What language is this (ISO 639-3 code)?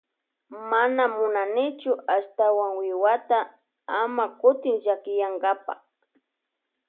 qvj